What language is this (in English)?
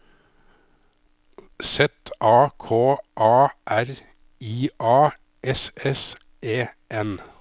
Norwegian